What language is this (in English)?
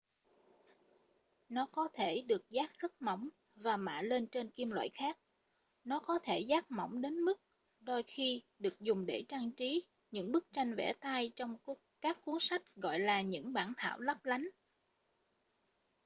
Vietnamese